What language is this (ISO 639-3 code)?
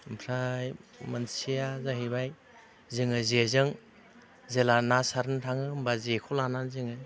brx